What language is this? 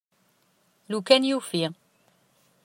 Kabyle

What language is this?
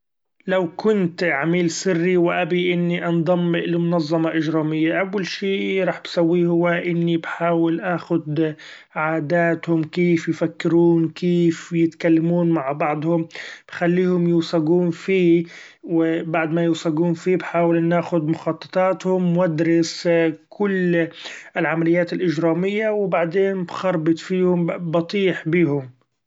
Gulf Arabic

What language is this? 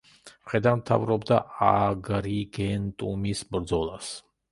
Georgian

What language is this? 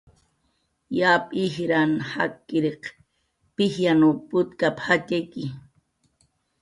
Jaqaru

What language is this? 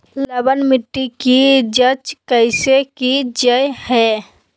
Magahi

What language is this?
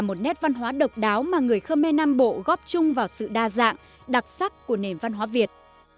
Vietnamese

